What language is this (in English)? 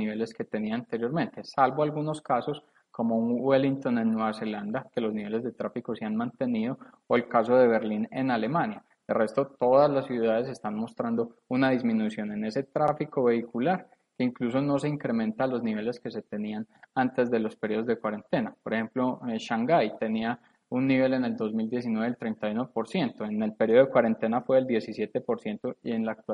Spanish